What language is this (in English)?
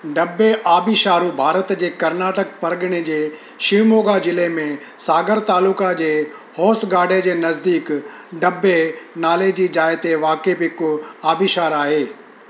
Sindhi